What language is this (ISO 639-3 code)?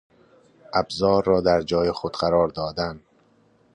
fas